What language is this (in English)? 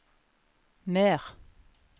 Norwegian